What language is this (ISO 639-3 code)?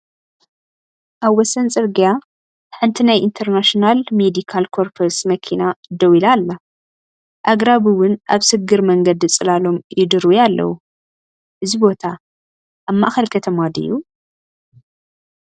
tir